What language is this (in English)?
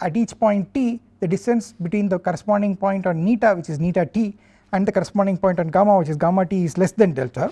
English